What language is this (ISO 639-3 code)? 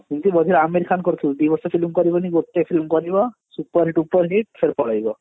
ori